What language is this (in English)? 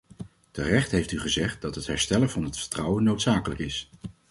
Dutch